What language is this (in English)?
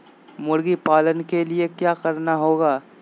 Magahi